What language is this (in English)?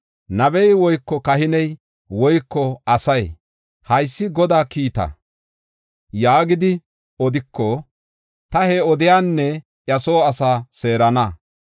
Gofa